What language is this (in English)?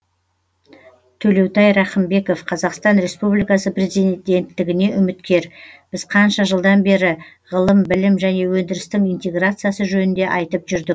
Kazakh